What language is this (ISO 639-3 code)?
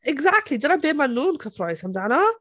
cym